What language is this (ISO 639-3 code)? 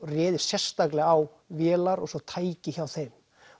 isl